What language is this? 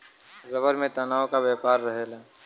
Bhojpuri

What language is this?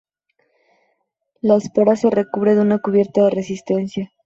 Spanish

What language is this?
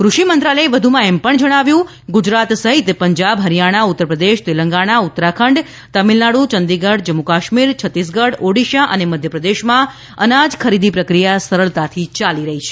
Gujarati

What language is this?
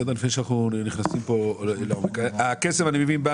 Hebrew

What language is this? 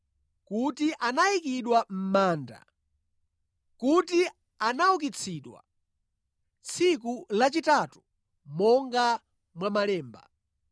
Nyanja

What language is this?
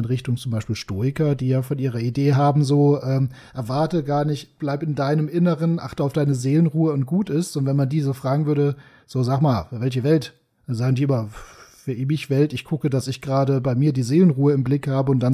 German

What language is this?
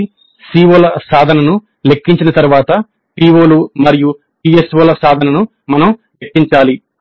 Telugu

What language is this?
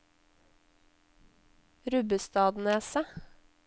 Norwegian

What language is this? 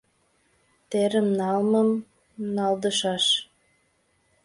Mari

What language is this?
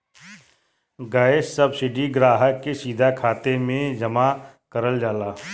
Bhojpuri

